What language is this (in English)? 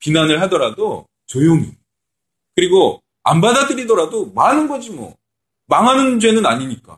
Korean